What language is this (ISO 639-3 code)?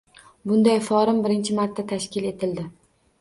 uzb